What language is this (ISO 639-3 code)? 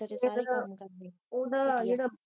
pan